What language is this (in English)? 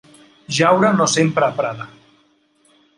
Catalan